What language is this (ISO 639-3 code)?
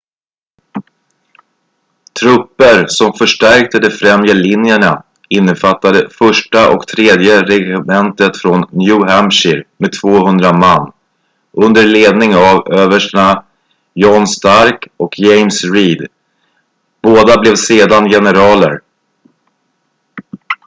swe